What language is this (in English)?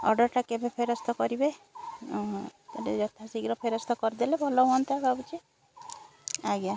Odia